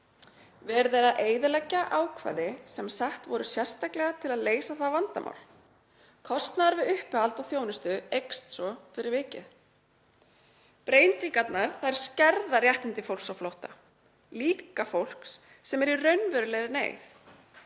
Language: Icelandic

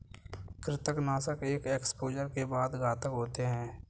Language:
Hindi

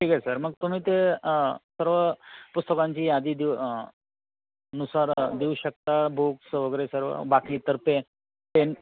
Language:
Marathi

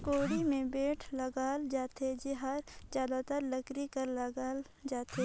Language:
Chhattisgarhi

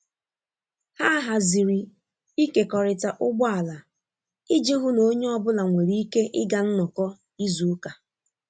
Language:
Igbo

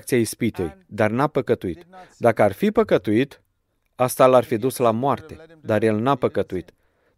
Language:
Romanian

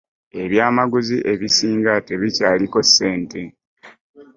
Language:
Ganda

